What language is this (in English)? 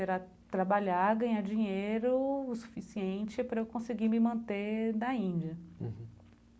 Portuguese